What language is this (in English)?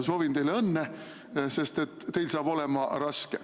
Estonian